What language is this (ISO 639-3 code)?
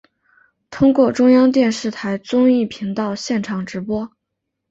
zho